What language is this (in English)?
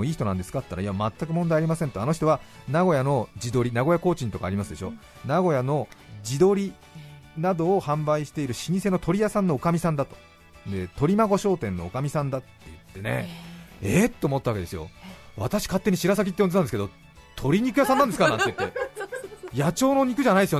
Japanese